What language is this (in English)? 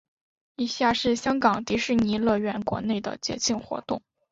Chinese